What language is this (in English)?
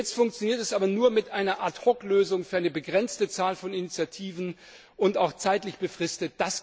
German